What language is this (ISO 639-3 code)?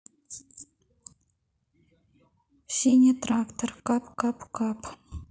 rus